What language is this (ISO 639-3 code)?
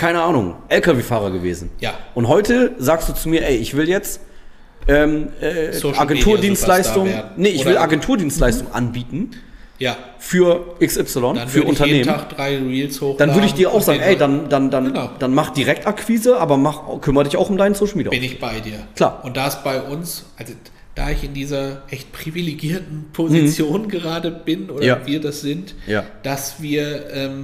deu